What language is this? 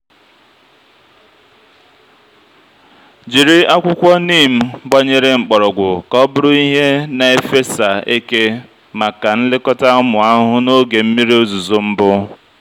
Igbo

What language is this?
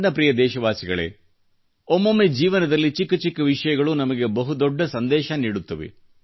Kannada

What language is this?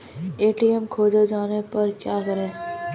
Maithili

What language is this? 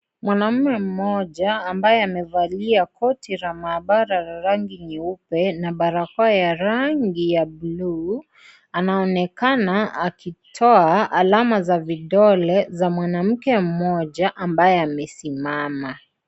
Swahili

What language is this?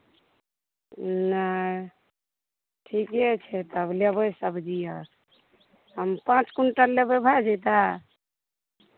Maithili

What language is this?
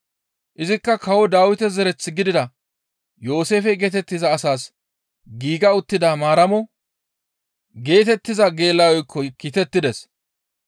Gamo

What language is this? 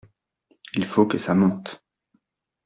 French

